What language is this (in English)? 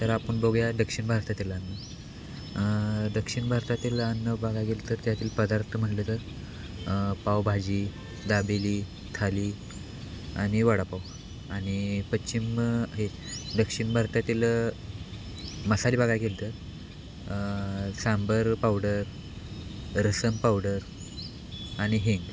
Marathi